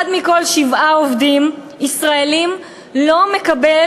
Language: Hebrew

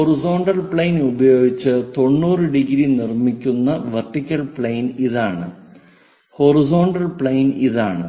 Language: Malayalam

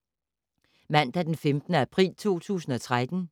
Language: Danish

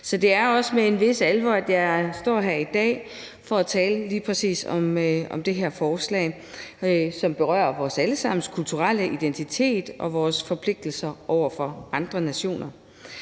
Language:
Danish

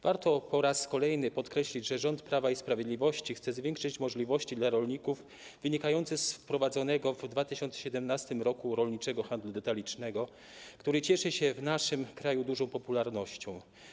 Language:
Polish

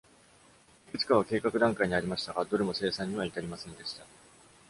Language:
Japanese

